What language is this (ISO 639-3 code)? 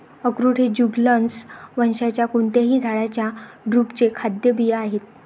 mar